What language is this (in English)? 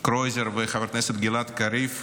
Hebrew